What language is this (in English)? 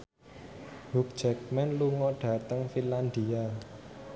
Javanese